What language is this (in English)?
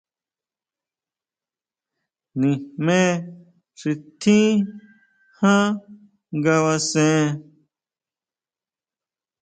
Huautla Mazatec